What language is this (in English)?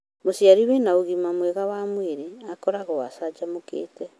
Kikuyu